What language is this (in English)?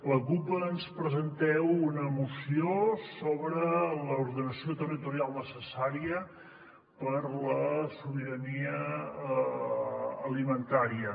Catalan